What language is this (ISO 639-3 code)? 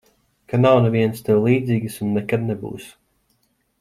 lav